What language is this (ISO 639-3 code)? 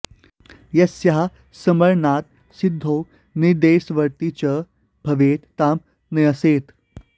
san